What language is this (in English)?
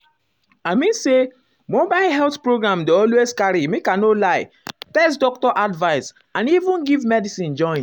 Nigerian Pidgin